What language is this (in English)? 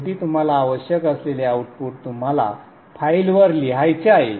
Marathi